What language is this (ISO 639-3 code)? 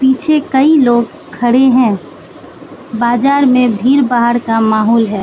hin